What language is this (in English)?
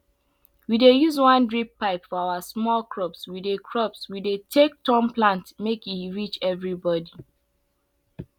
Nigerian Pidgin